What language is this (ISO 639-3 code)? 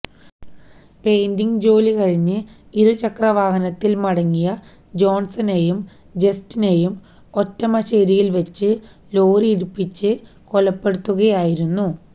mal